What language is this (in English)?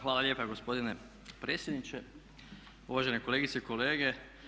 Croatian